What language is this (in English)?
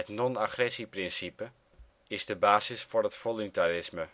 Dutch